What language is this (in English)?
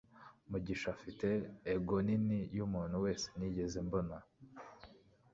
Kinyarwanda